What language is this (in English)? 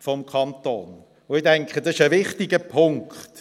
Swiss German